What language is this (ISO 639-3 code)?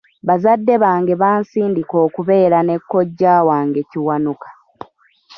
lug